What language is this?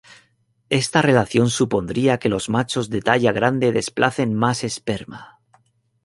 Spanish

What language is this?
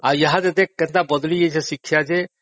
Odia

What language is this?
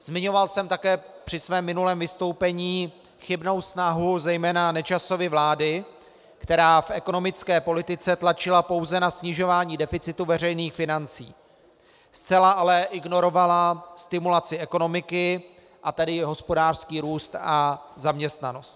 Czech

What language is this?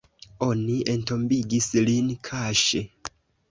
Esperanto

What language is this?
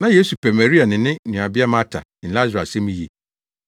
Akan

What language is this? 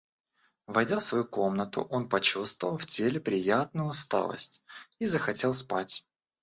Russian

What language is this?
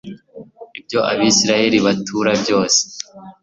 Kinyarwanda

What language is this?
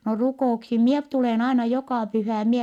Finnish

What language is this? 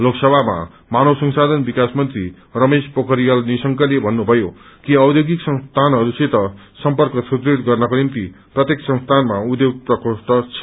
Nepali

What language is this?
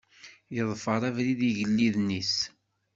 Kabyle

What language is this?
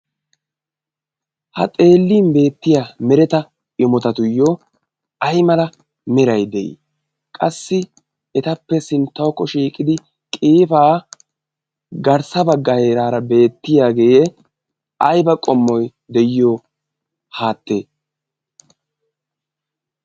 Wolaytta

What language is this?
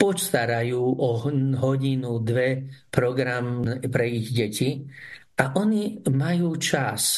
Slovak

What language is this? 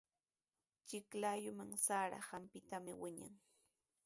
Sihuas Ancash Quechua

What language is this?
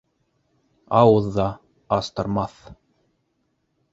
Bashkir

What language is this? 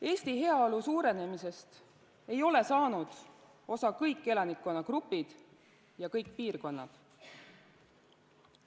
Estonian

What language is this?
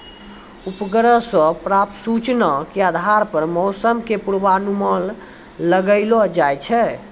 Maithili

